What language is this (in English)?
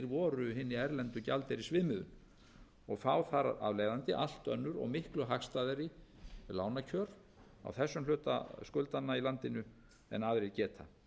Icelandic